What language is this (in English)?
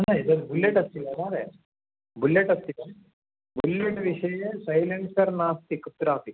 Sanskrit